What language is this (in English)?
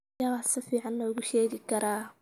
Somali